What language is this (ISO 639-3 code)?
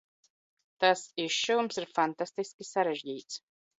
lav